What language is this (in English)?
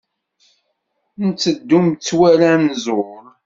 Kabyle